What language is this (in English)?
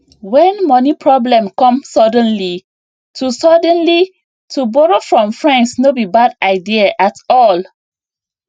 Nigerian Pidgin